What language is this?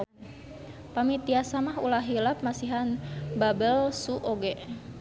Sundanese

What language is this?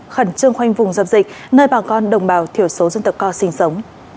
Vietnamese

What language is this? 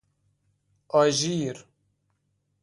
Persian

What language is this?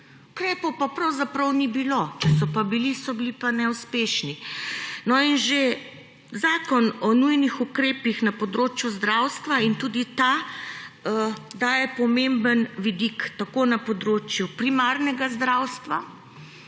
Slovenian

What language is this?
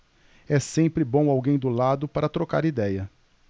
Portuguese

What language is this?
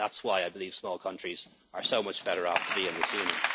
English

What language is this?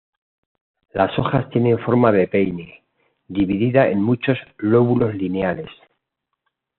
Spanish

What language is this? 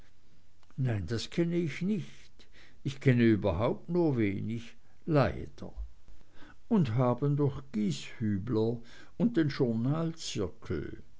German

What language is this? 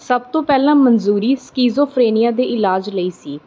Punjabi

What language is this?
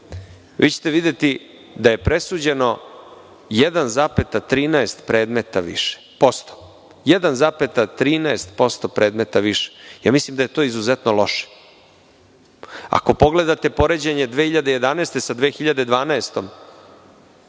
Serbian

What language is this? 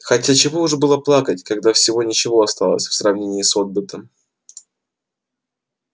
Russian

